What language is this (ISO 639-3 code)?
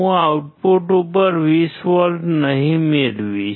guj